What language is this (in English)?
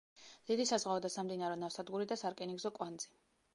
Georgian